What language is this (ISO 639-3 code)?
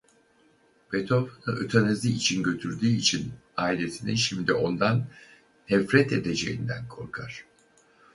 tur